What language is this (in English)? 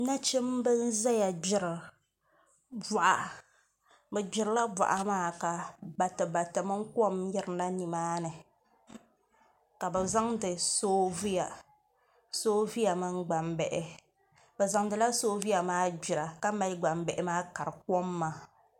Dagbani